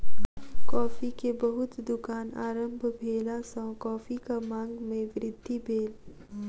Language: Maithili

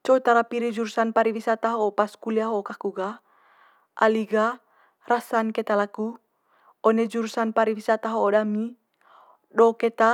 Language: Manggarai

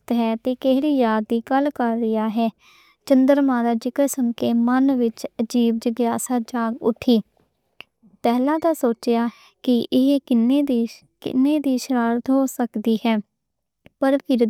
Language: Western Panjabi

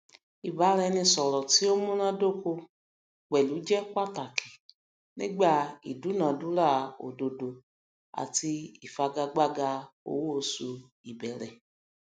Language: Yoruba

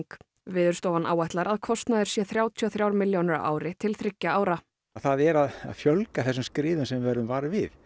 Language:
Icelandic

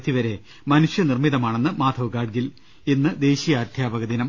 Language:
Malayalam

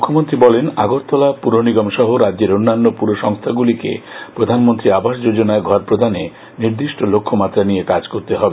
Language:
Bangla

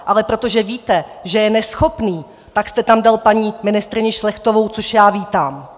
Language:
Czech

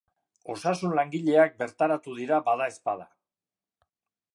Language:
Basque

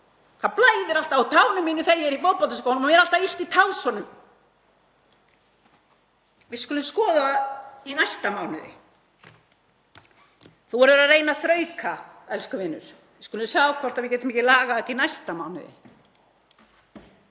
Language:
Icelandic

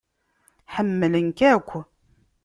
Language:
Kabyle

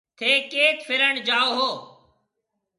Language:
Marwari (Pakistan)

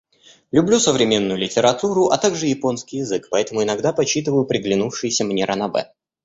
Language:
Russian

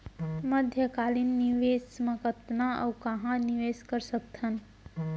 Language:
Chhattisgarhi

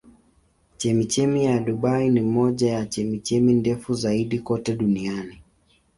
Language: Swahili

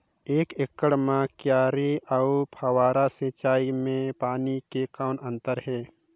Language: Chhattisgarhi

